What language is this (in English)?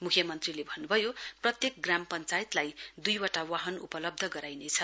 Nepali